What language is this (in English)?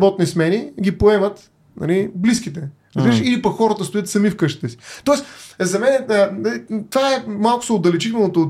Bulgarian